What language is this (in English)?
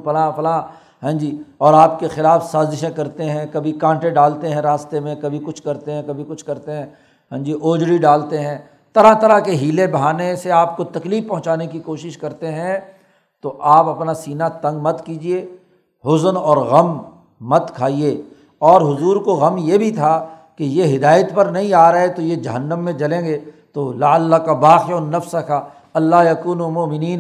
Urdu